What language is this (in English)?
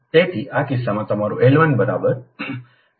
Gujarati